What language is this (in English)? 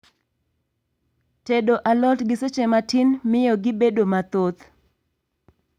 Luo (Kenya and Tanzania)